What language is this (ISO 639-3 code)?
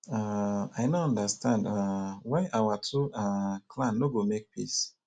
pcm